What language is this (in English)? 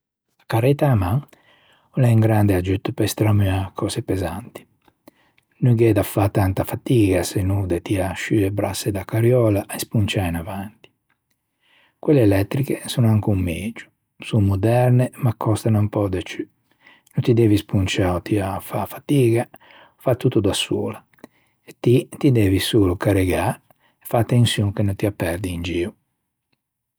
Ligurian